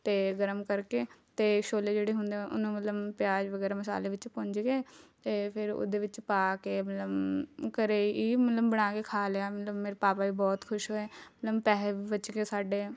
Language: Punjabi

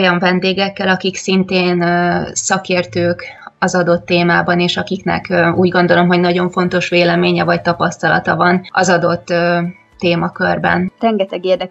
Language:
Hungarian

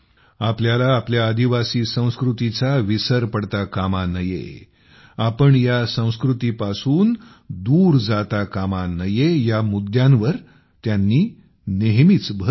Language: Marathi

